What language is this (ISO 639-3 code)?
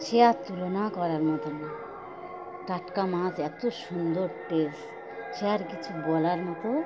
ben